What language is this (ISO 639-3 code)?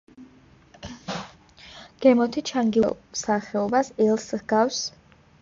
kat